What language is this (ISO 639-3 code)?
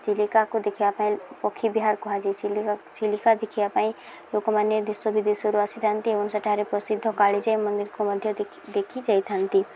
ori